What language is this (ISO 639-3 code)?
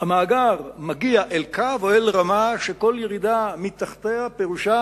heb